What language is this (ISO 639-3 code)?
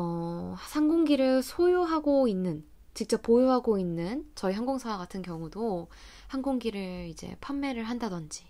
kor